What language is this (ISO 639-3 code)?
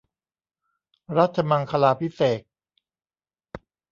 tha